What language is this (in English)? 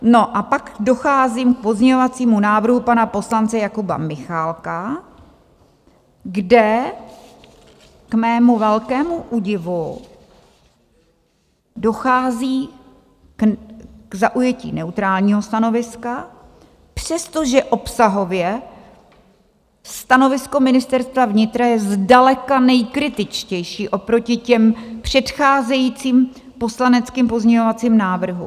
Czech